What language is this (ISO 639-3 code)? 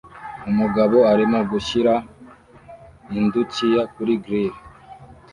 kin